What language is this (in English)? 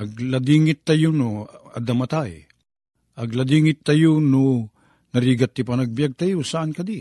Filipino